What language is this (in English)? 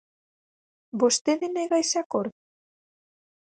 Galician